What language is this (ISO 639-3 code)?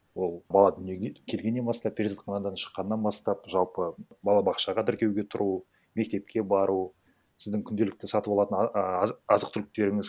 kaz